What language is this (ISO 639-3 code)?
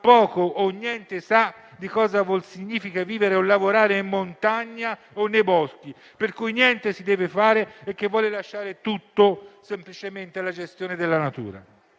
ita